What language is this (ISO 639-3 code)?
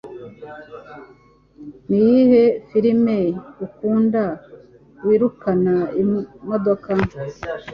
kin